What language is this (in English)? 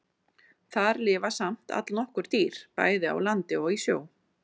Icelandic